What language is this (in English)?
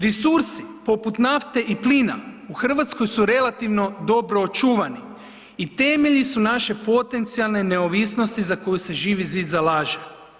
Croatian